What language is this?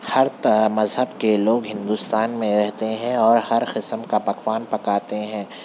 Urdu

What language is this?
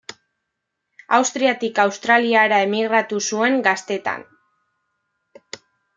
Basque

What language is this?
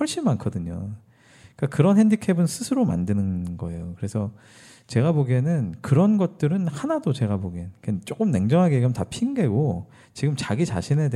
Korean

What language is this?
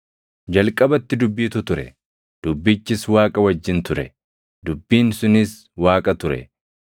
Oromo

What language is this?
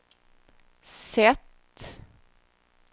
Swedish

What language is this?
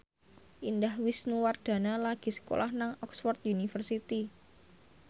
Javanese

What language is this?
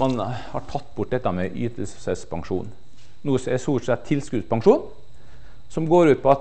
Norwegian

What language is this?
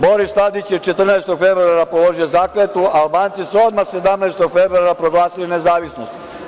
Serbian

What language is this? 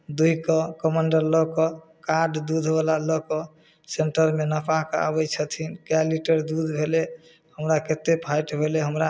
Maithili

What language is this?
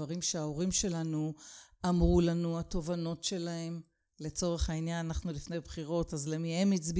Hebrew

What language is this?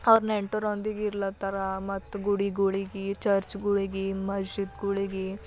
Kannada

